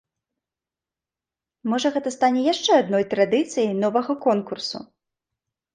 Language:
Belarusian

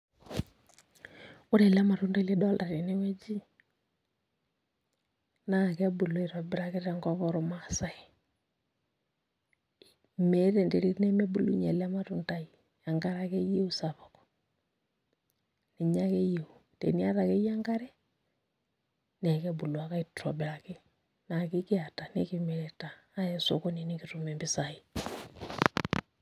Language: Masai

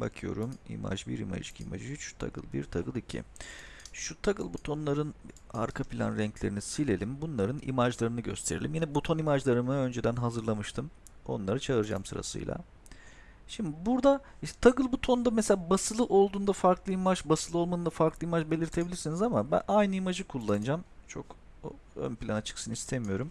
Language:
Turkish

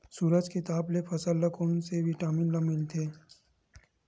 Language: Chhattisgarhi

